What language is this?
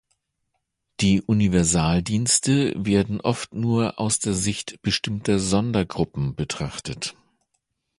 German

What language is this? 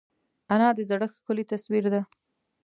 Pashto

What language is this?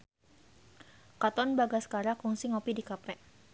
Sundanese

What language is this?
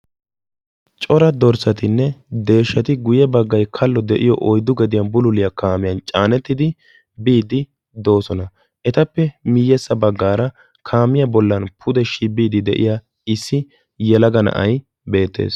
Wolaytta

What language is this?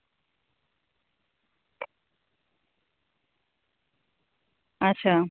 Dogri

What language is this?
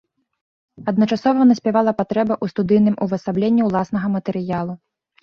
Belarusian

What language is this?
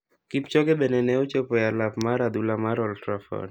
Luo (Kenya and Tanzania)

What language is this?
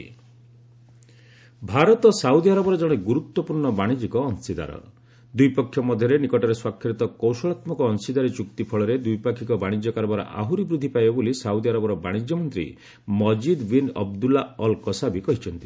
Odia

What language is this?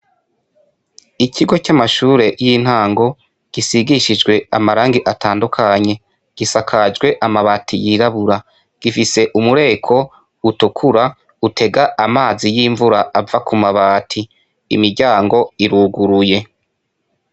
Rundi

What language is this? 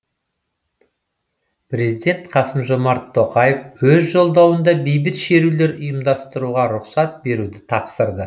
Kazakh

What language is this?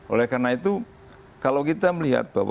Indonesian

